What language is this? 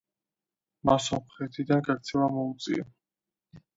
Georgian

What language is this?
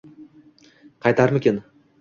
Uzbek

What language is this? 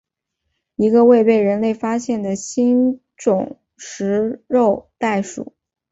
Chinese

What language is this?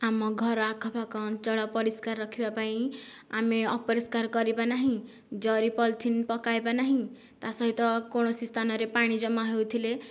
Odia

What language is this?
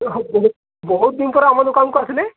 Odia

